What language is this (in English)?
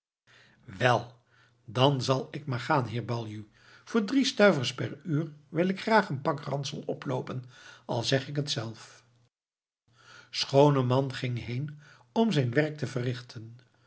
Dutch